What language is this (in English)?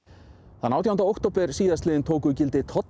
Icelandic